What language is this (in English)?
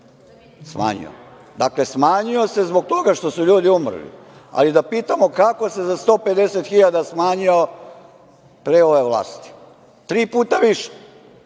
Serbian